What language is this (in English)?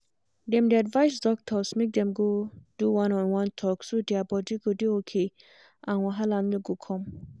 Nigerian Pidgin